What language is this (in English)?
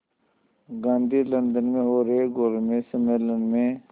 Hindi